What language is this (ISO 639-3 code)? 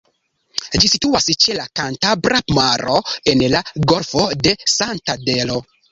epo